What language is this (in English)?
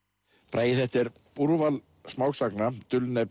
Icelandic